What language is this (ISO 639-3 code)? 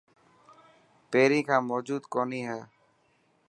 mki